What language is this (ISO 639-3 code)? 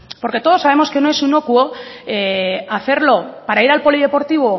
spa